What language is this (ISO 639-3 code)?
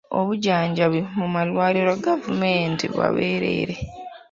lug